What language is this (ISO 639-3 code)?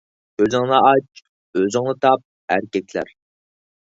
uig